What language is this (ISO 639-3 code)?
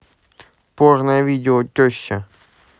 rus